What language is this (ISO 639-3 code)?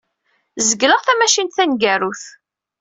kab